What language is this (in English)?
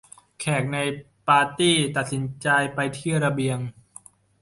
Thai